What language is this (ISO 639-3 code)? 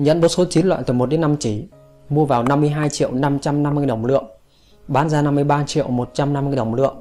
vie